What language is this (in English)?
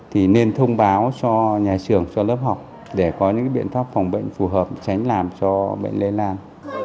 Vietnamese